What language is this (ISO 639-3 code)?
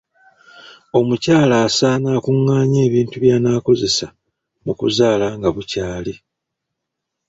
lug